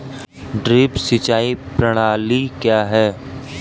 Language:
Hindi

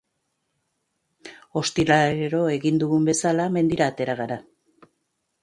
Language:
Basque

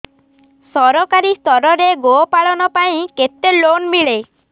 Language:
Odia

